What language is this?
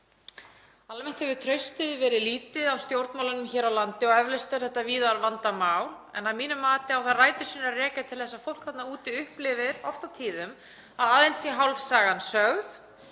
Icelandic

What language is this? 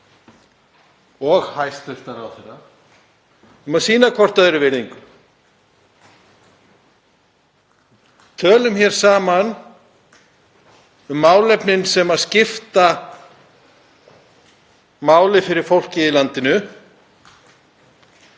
Icelandic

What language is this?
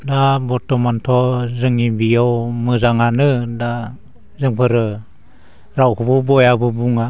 Bodo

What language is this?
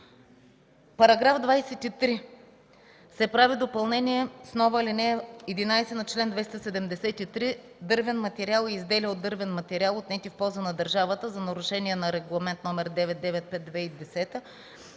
Bulgarian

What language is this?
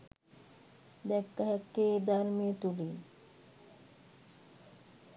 Sinhala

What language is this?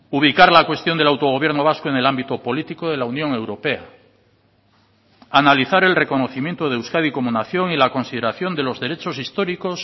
Spanish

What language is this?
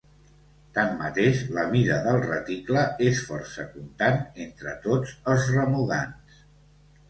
Catalan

